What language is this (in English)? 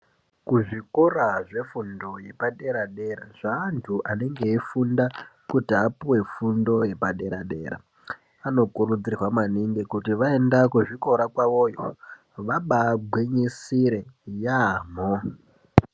Ndau